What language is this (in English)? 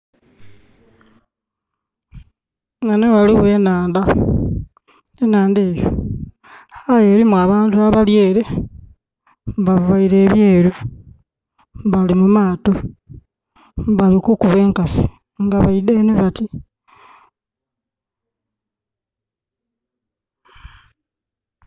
Soga